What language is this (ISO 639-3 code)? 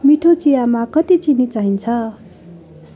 nep